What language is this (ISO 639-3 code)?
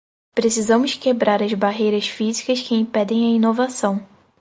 por